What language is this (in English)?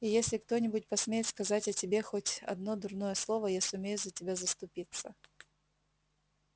Russian